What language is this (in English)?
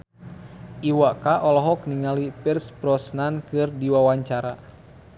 Sundanese